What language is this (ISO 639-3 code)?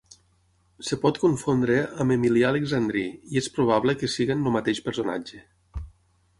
cat